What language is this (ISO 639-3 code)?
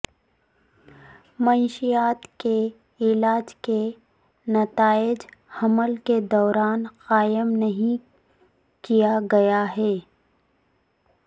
urd